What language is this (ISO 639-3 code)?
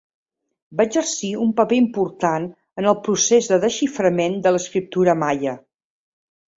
cat